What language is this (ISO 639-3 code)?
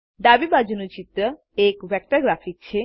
guj